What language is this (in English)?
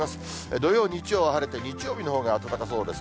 Japanese